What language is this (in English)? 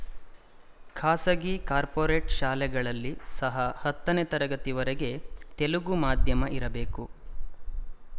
Kannada